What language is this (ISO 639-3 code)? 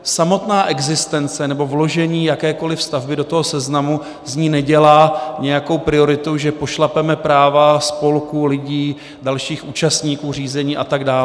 ces